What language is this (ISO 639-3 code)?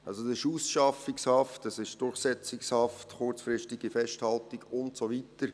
gsw